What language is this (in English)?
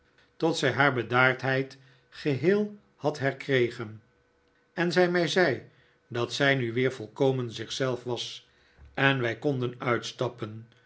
Dutch